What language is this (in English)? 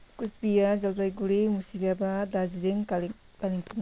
Nepali